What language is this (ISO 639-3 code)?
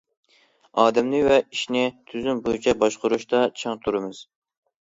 uig